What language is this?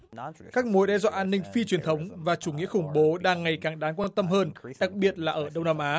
Vietnamese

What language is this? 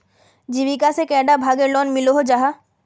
Magahi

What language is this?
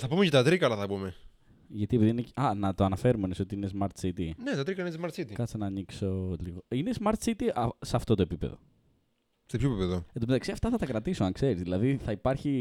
Greek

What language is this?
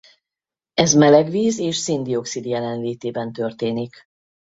Hungarian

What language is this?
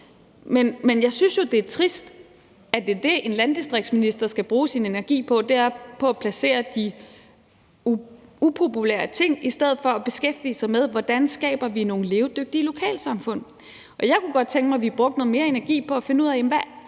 Danish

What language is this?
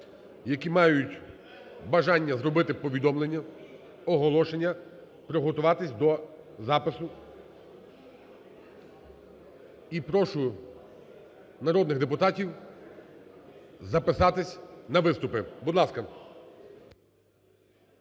Ukrainian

